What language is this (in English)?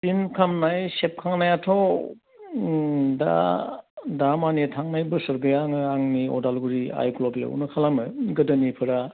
Bodo